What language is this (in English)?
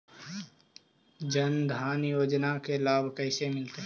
Magahi